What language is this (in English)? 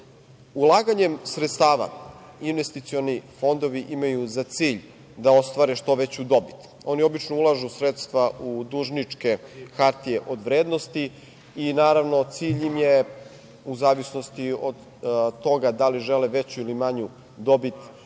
Serbian